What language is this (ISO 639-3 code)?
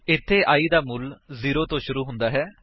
pan